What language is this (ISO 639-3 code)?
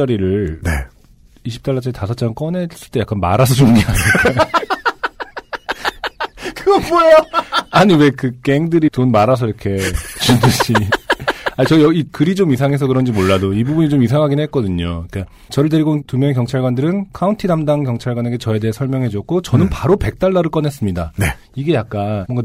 kor